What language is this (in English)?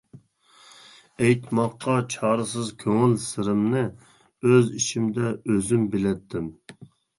Uyghur